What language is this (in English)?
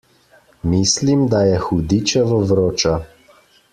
Slovenian